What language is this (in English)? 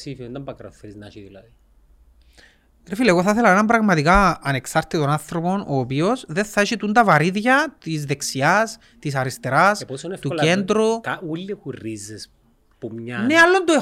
Greek